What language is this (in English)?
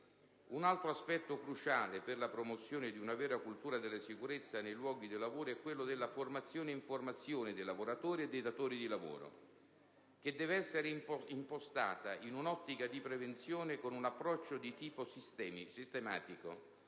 Italian